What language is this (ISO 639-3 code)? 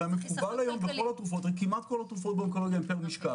heb